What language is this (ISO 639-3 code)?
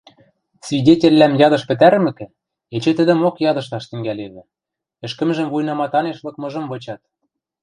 mrj